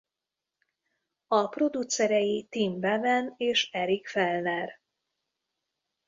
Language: Hungarian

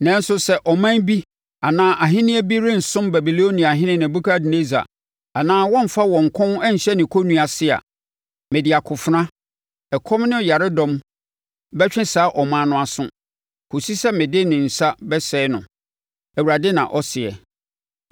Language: Akan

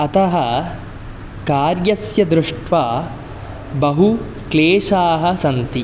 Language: Sanskrit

